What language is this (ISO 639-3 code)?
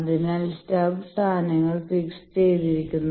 mal